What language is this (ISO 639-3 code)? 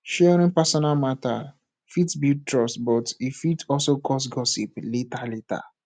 pcm